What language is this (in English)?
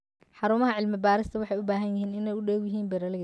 Somali